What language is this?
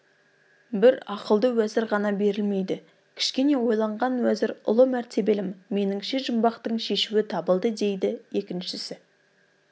Kazakh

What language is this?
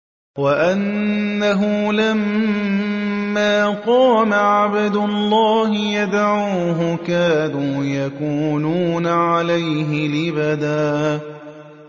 Arabic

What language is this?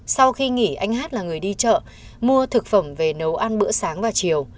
Vietnamese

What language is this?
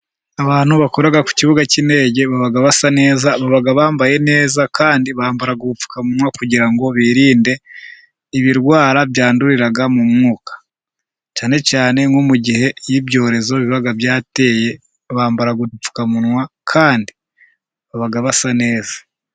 Kinyarwanda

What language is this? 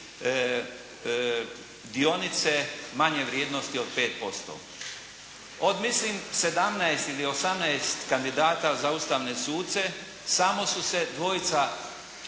Croatian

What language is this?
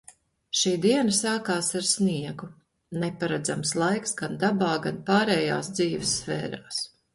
Latvian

